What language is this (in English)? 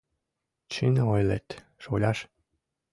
Mari